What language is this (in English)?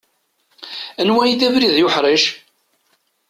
Kabyle